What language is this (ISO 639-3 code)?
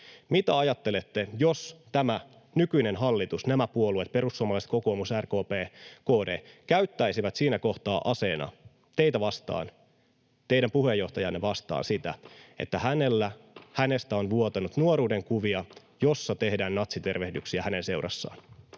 fin